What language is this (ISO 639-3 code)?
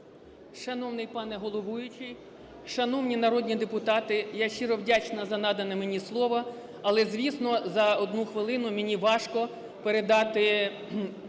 ukr